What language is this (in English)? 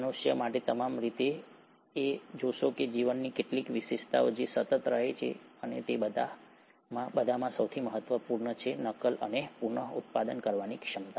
Gujarati